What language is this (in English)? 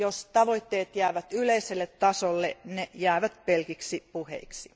Finnish